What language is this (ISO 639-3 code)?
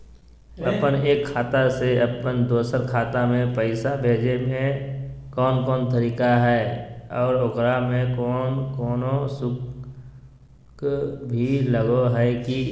mag